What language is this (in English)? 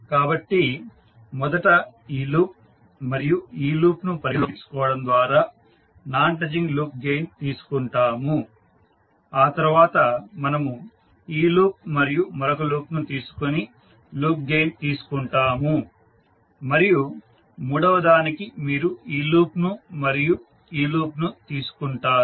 Telugu